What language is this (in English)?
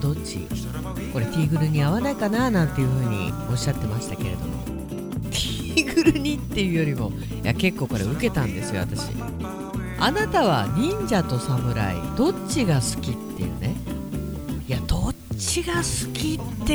Japanese